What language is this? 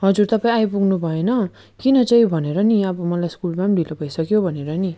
Nepali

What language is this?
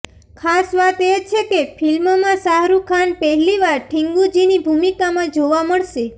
Gujarati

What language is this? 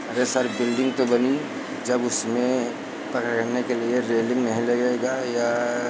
Hindi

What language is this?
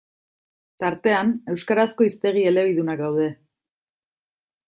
Basque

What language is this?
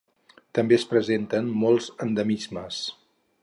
Catalan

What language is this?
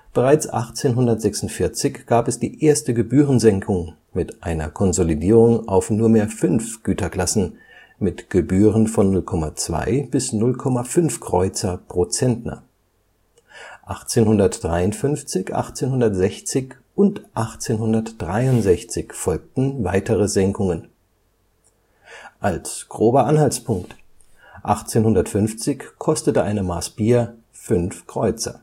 German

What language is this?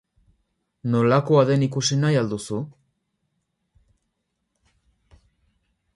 Basque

